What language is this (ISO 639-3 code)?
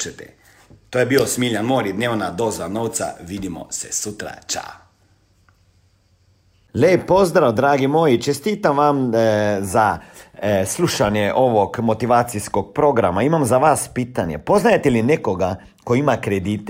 hrv